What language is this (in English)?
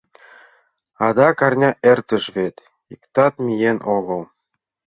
Mari